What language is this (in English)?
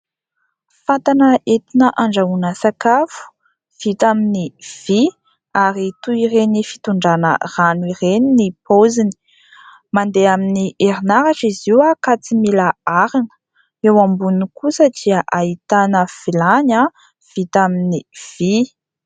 Malagasy